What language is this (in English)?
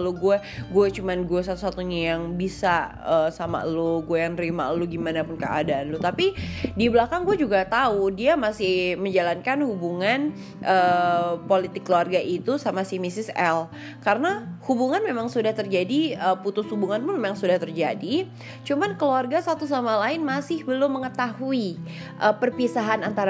Indonesian